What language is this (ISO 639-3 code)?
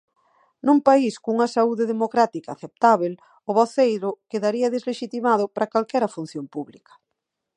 glg